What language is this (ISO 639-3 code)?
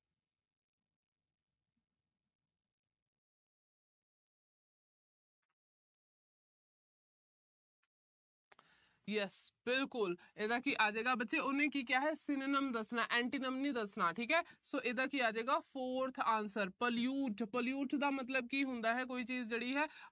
pan